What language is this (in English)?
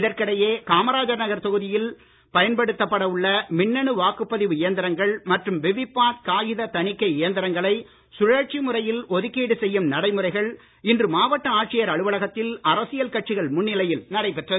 Tamil